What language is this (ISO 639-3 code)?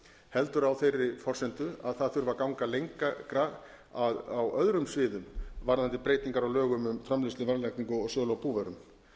isl